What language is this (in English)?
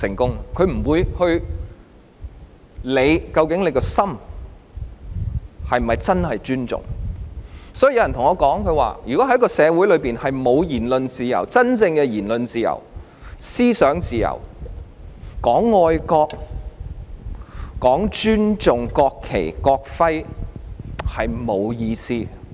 Cantonese